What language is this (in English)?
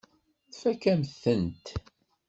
Kabyle